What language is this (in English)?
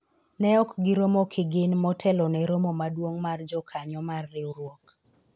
Luo (Kenya and Tanzania)